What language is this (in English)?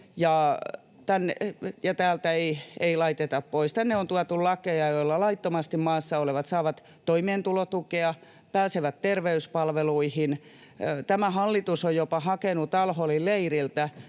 Finnish